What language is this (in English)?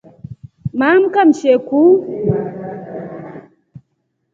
Rombo